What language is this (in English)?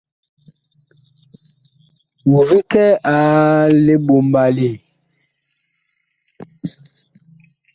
Bakoko